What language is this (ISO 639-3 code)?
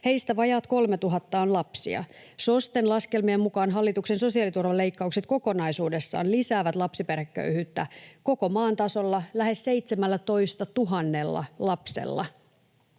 fin